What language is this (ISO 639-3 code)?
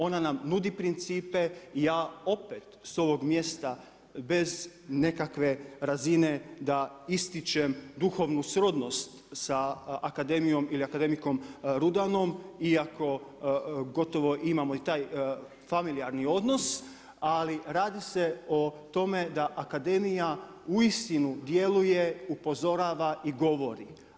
hrv